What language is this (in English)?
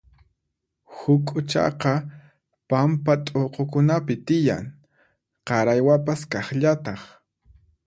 Puno Quechua